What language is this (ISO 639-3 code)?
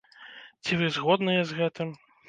bel